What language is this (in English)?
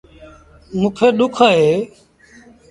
Sindhi Bhil